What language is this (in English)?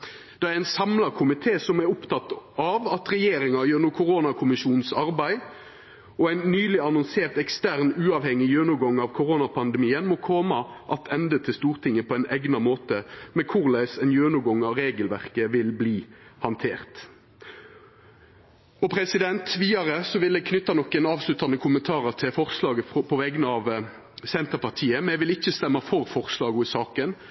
Norwegian Nynorsk